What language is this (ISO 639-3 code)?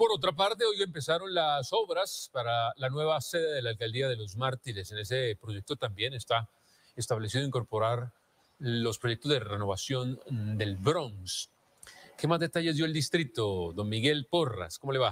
spa